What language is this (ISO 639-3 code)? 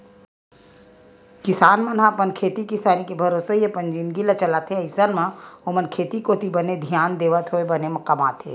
hne